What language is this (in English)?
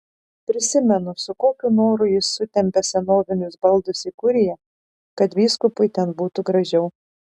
Lithuanian